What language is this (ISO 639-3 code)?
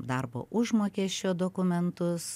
lit